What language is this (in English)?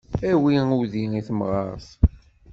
Kabyle